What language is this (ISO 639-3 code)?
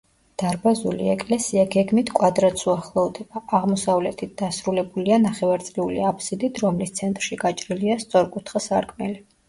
kat